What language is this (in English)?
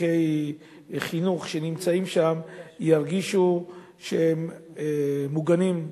Hebrew